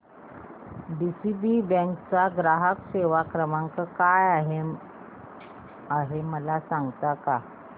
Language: Marathi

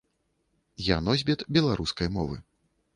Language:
Belarusian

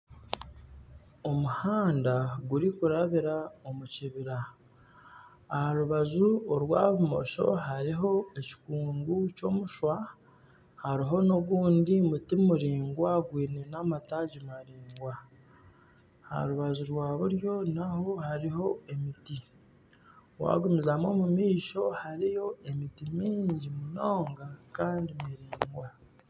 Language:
Nyankole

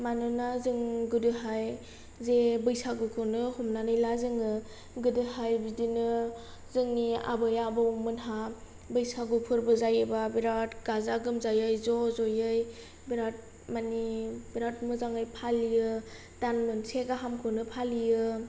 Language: Bodo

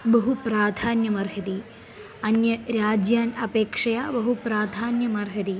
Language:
Sanskrit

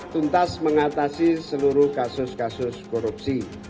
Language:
Indonesian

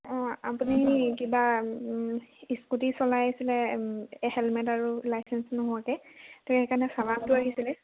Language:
Assamese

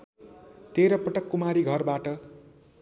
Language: Nepali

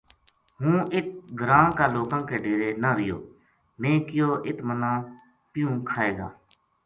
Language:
Gujari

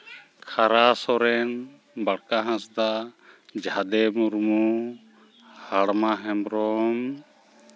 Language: Santali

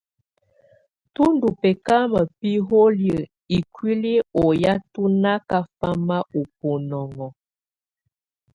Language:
Tunen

